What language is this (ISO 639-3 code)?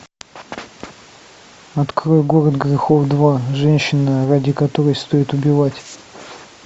rus